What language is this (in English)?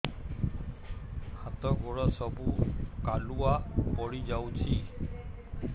Odia